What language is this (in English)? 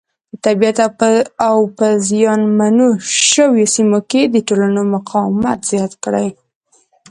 Pashto